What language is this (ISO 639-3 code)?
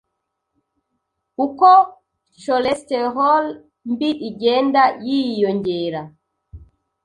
kin